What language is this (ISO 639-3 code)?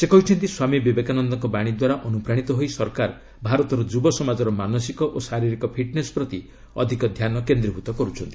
ori